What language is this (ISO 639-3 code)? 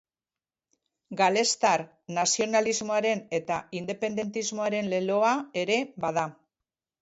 eus